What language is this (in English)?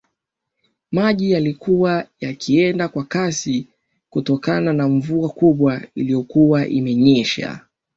Swahili